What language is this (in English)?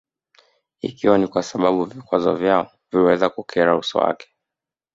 Swahili